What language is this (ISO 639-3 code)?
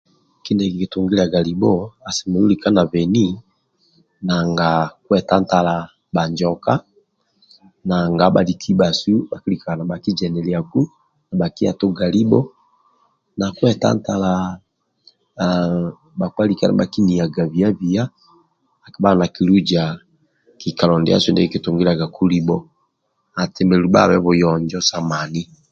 rwm